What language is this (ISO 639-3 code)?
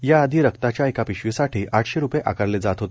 mar